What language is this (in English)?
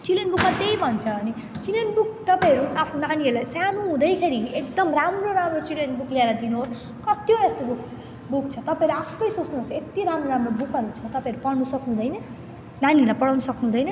Nepali